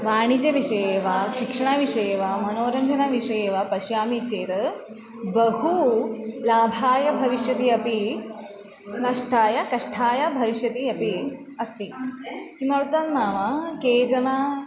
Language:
Sanskrit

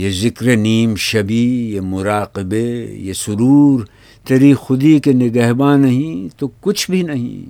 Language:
Urdu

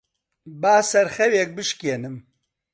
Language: Central Kurdish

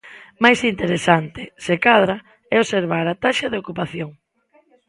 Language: Galician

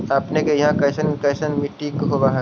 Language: Magahi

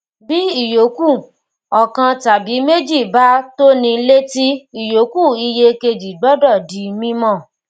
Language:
Yoruba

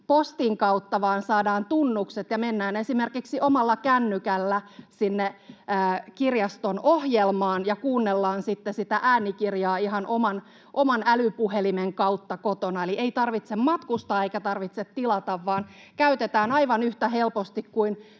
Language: Finnish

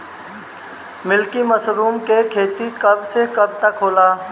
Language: Bhojpuri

